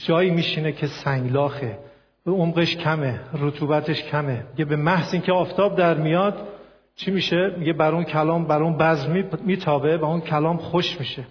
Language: Persian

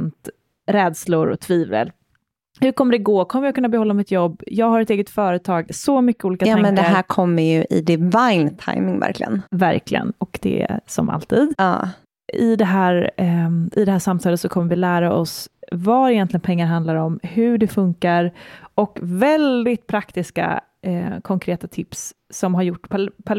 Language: Swedish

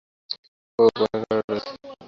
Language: Bangla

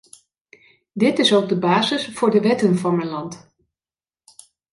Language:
Dutch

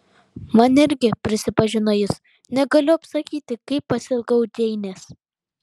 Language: Lithuanian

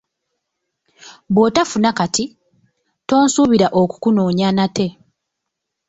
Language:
Ganda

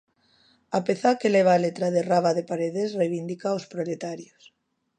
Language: Galician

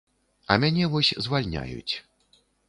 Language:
Belarusian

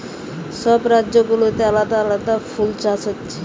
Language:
Bangla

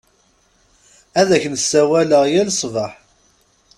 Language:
Kabyle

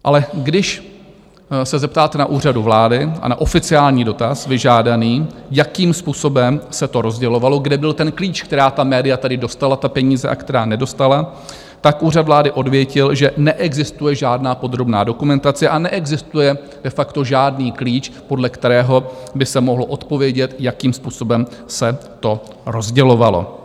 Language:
Czech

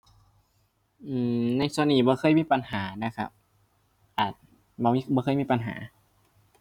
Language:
Thai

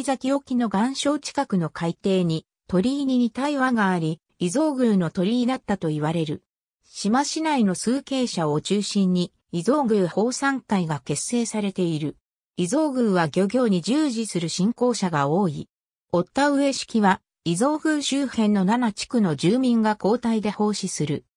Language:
Japanese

